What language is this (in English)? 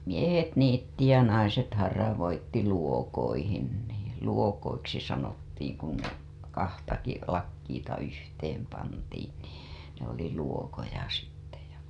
Finnish